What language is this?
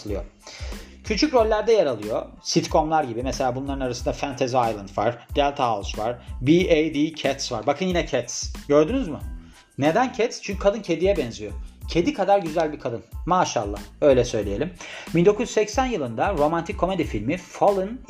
Turkish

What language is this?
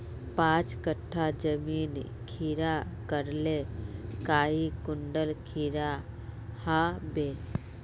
Magahi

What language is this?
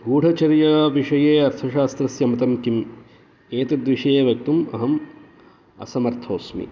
Sanskrit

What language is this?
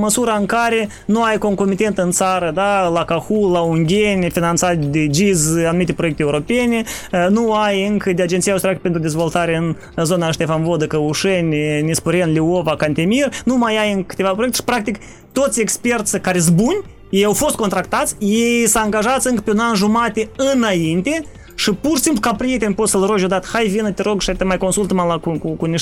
Romanian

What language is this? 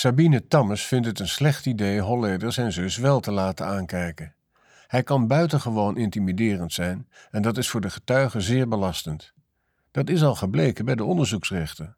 Dutch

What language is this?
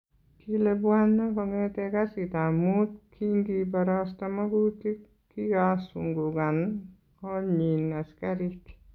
Kalenjin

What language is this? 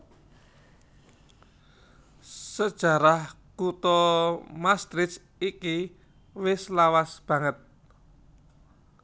Javanese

